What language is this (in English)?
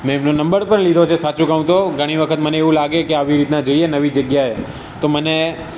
Gujarati